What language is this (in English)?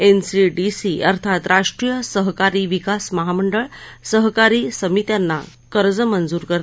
Marathi